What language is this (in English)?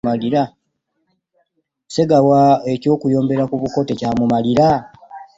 Ganda